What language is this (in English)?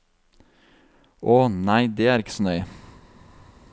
Norwegian